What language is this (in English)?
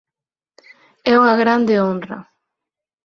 Galician